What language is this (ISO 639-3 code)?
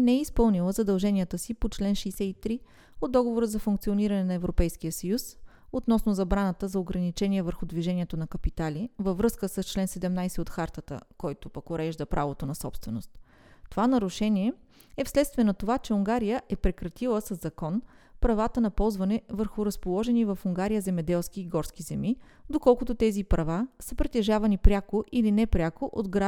bul